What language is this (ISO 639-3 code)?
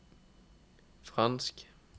nor